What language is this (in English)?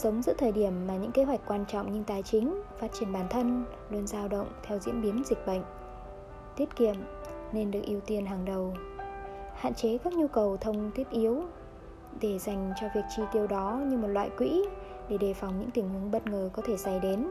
Vietnamese